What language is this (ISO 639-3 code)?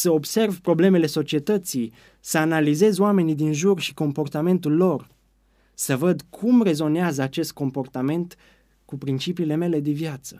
ron